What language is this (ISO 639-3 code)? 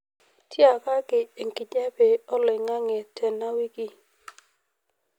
mas